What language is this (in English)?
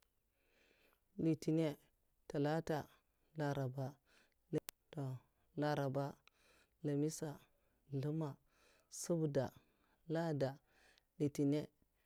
Mafa